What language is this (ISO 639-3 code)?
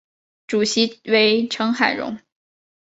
zho